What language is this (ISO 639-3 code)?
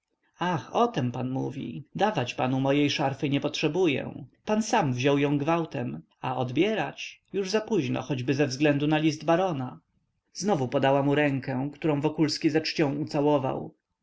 pol